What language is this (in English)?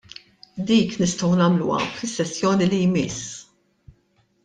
Maltese